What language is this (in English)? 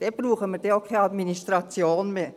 Swiss German